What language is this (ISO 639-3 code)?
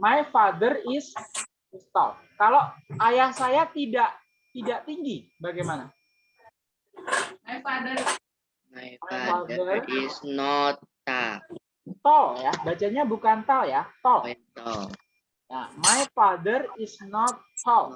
ind